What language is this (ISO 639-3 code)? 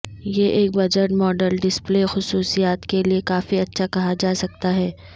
urd